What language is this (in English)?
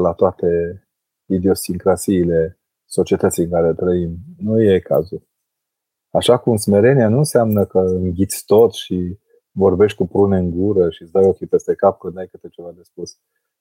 Romanian